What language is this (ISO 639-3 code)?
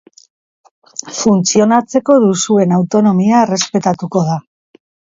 eus